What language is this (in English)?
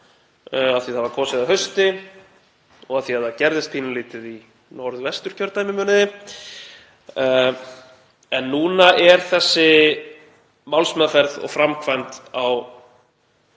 Icelandic